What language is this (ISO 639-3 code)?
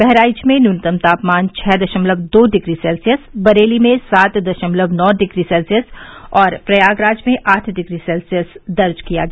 hin